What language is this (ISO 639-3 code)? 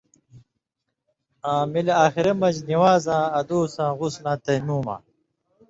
mvy